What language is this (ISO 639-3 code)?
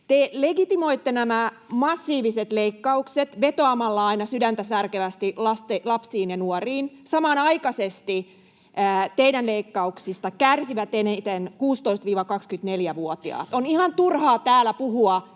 fin